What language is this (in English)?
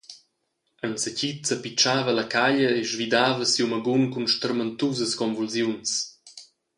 Romansh